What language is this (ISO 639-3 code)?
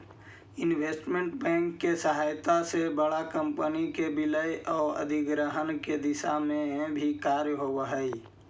mag